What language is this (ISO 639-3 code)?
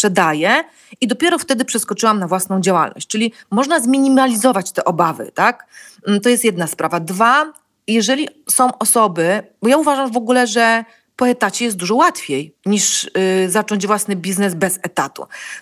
pol